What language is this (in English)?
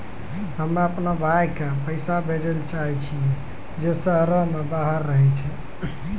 Maithili